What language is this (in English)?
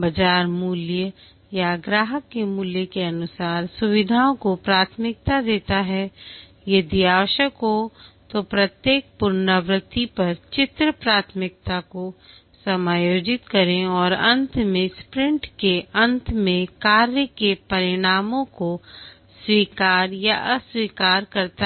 Hindi